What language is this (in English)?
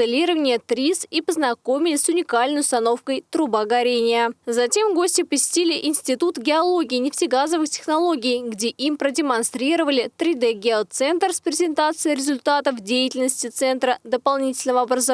Russian